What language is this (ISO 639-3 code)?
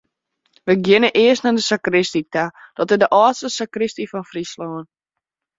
fry